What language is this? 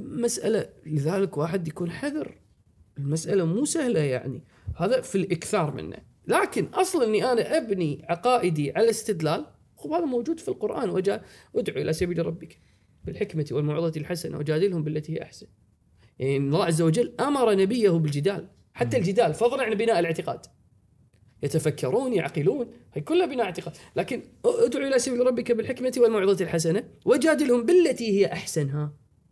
Arabic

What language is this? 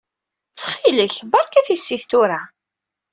Kabyle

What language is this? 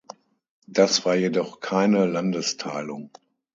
German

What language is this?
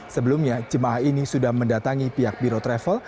Indonesian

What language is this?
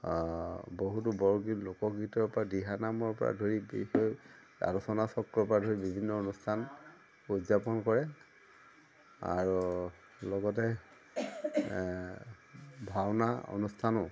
Assamese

